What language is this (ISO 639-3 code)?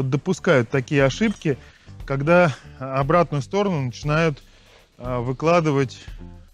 rus